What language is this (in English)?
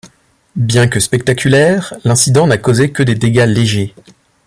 French